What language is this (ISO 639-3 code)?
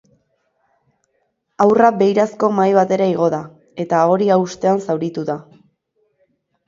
eus